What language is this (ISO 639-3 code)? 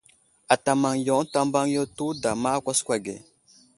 udl